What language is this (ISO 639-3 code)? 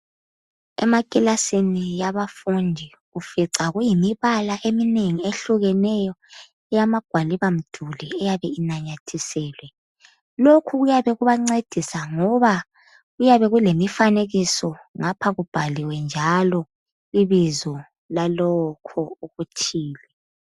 nde